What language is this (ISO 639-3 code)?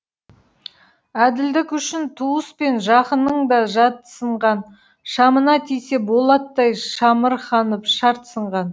kaz